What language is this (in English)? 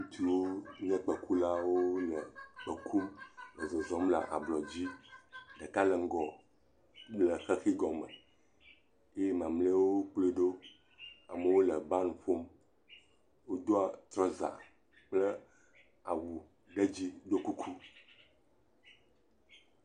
Ewe